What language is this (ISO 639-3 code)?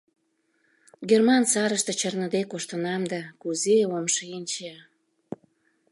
chm